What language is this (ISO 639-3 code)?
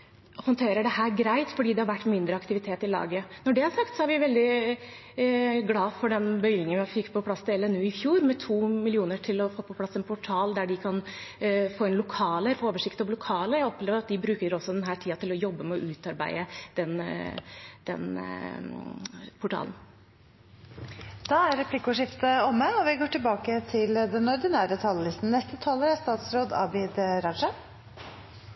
nor